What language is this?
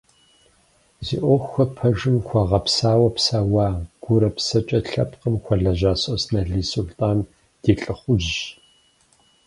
Kabardian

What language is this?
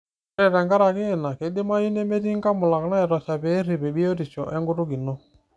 Masai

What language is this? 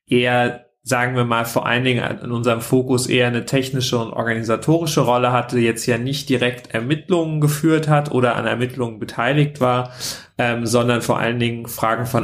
German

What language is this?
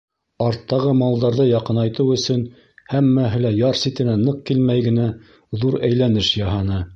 Bashkir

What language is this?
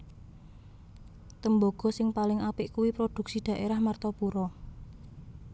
Javanese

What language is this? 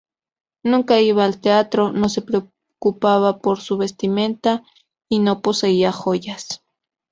Spanish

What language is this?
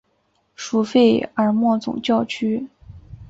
Chinese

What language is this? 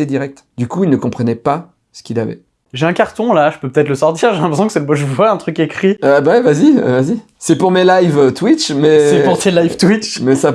French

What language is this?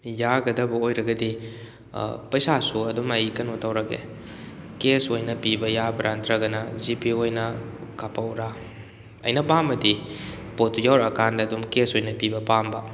Manipuri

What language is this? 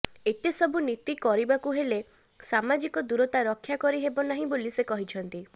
Odia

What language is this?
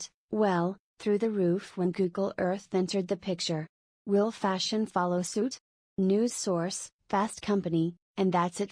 English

